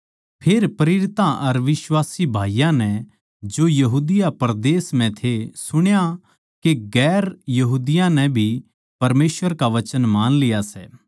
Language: Haryanvi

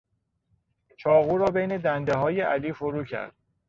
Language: Persian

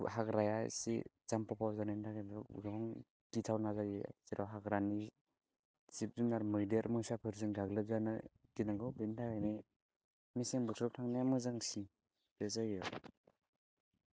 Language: Bodo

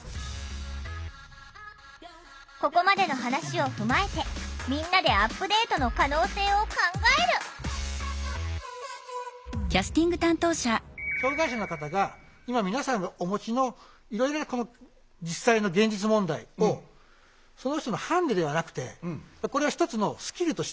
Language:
Japanese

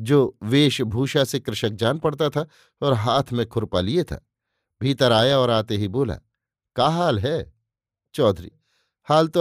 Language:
Hindi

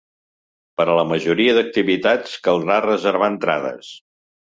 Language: Catalan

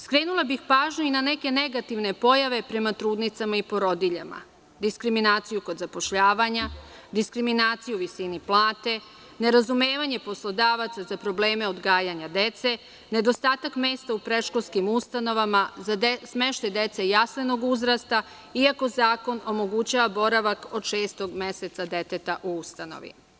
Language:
Serbian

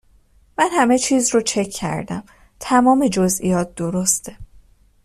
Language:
Persian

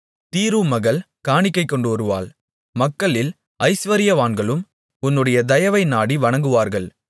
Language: Tamil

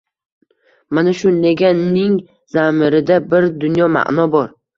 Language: Uzbek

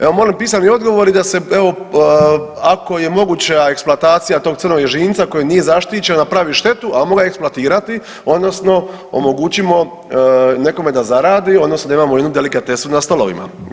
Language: Croatian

